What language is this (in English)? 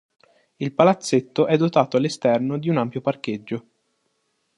Italian